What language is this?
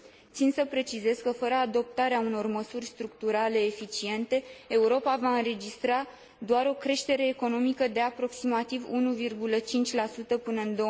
Romanian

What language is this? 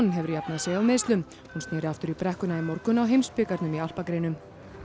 Icelandic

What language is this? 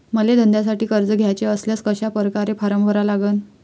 Marathi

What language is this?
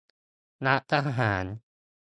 Thai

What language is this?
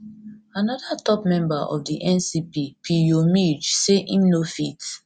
Nigerian Pidgin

